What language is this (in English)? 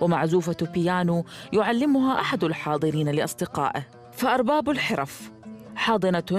Arabic